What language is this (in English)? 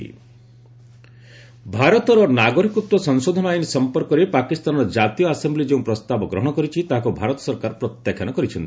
Odia